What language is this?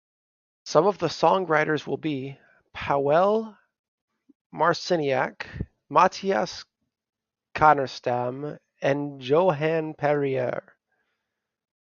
English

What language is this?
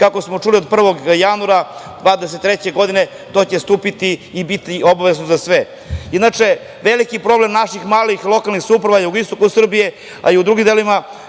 Serbian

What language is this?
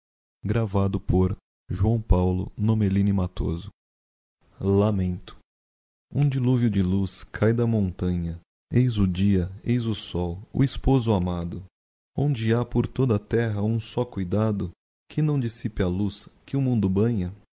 Portuguese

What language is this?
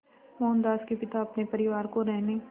Hindi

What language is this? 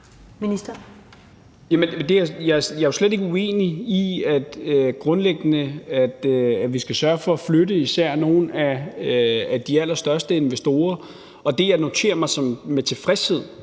Danish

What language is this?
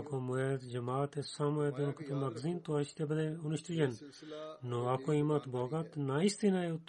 Bulgarian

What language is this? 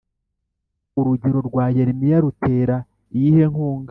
Kinyarwanda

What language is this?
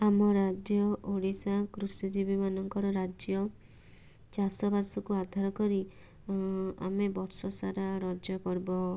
Odia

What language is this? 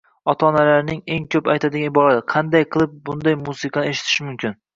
Uzbek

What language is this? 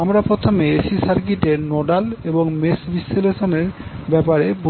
Bangla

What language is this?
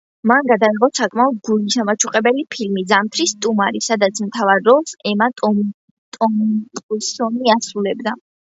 Georgian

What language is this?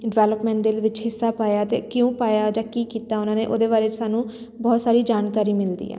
Punjabi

